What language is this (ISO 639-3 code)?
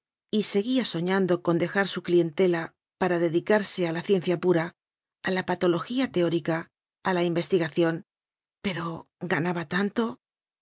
spa